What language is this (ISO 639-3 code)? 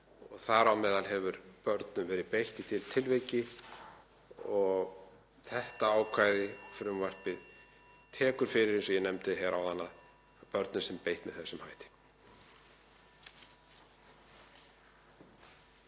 isl